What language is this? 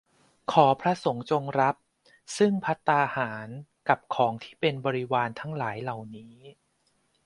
Thai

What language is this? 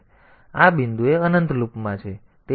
Gujarati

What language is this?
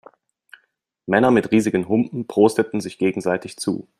German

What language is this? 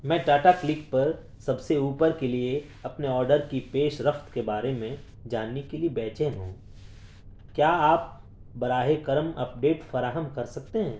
Urdu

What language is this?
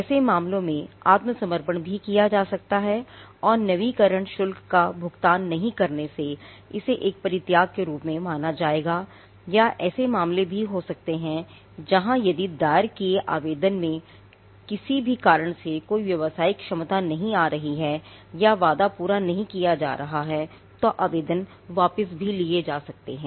Hindi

